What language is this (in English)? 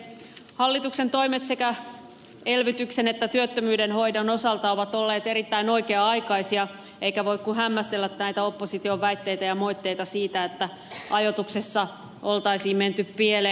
Finnish